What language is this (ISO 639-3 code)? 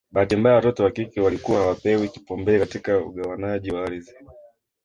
swa